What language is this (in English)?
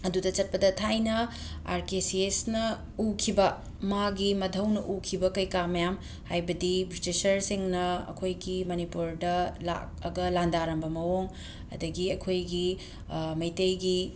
Manipuri